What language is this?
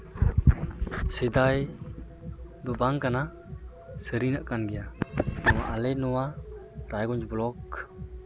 Santali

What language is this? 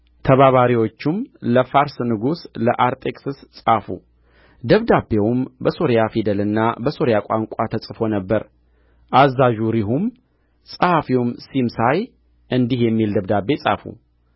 Amharic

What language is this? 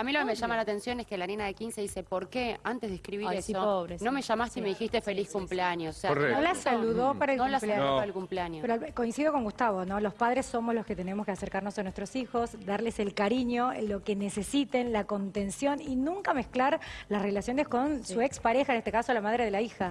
Spanish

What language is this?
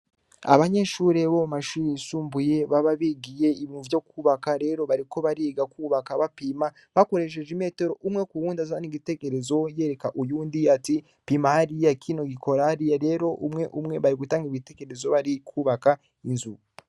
Rundi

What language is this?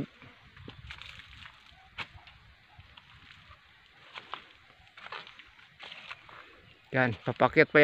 Filipino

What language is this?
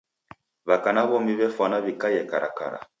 Taita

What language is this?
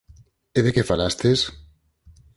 Galician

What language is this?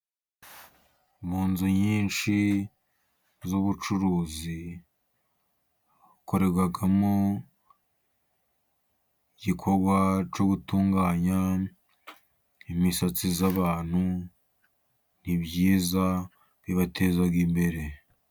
Kinyarwanda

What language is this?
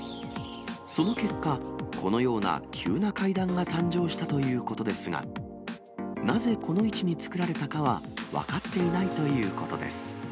Japanese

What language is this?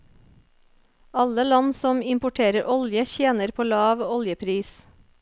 Norwegian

